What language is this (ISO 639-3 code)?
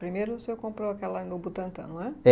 por